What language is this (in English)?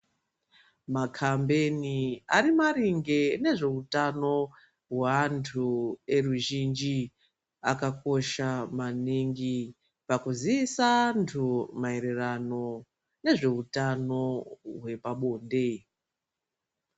Ndau